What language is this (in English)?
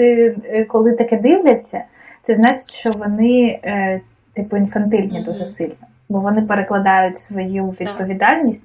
Ukrainian